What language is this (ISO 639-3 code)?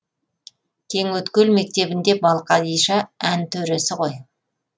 kaz